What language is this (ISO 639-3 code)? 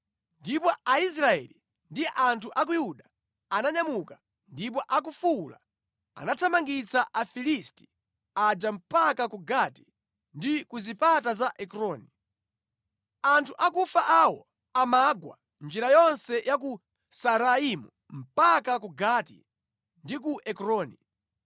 nya